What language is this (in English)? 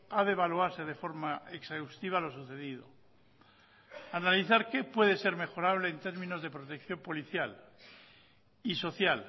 Spanish